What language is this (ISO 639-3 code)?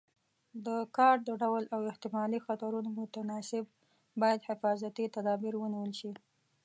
pus